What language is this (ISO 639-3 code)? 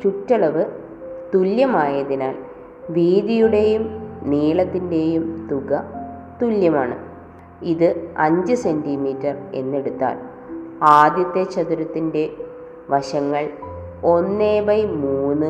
mal